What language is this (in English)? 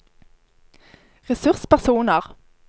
Norwegian